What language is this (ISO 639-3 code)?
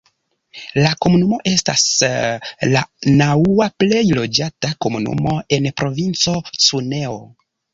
epo